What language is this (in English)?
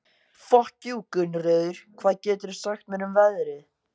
Icelandic